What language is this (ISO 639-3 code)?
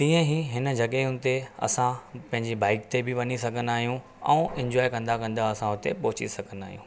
snd